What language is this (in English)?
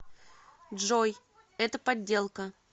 Russian